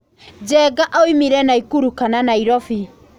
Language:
Kikuyu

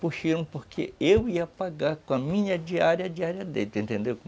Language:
Portuguese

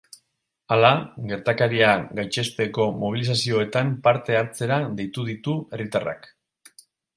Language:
Basque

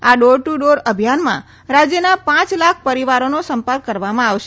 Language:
Gujarati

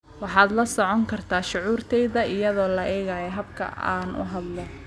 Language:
Somali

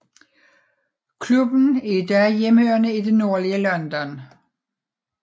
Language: Danish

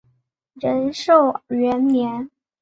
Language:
Chinese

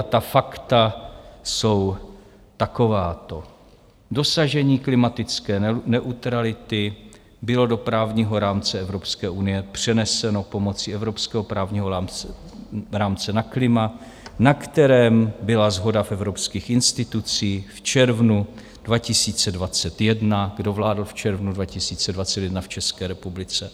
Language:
Czech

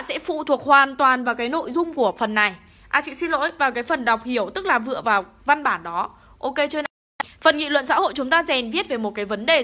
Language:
Vietnamese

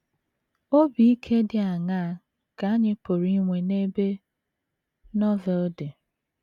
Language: Igbo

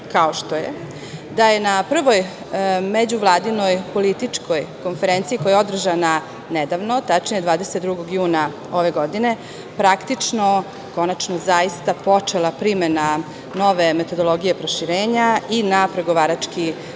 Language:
Serbian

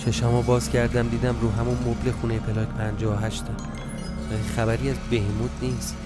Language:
Persian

